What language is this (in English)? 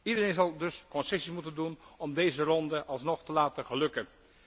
Dutch